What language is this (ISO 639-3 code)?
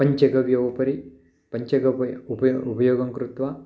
san